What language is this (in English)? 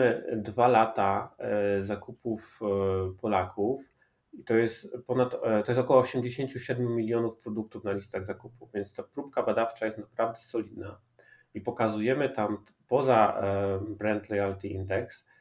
Polish